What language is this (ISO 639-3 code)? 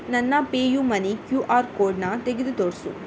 kan